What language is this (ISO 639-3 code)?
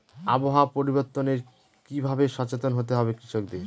ben